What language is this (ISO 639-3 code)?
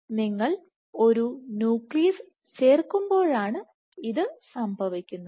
mal